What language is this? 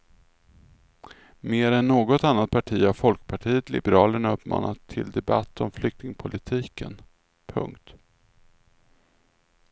Swedish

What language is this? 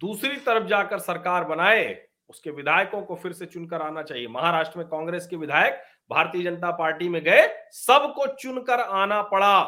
Hindi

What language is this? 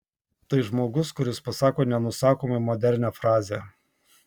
Lithuanian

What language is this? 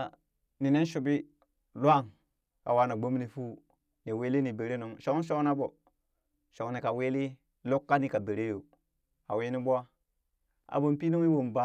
Burak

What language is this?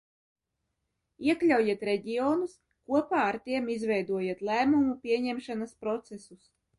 Latvian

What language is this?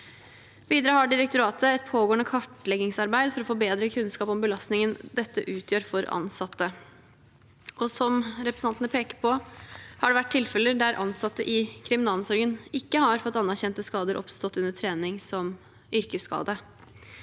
Norwegian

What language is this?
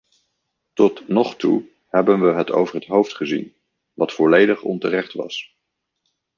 Dutch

